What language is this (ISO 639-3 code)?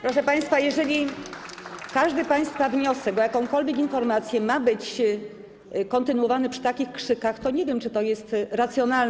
pol